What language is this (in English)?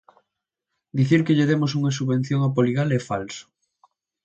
Galician